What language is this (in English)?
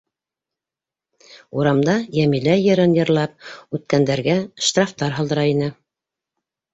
Bashkir